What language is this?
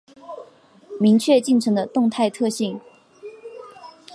Chinese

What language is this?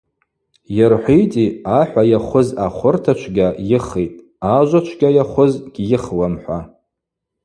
Abaza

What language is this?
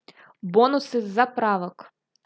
Russian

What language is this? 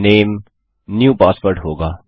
Hindi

